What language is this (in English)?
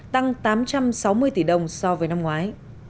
Vietnamese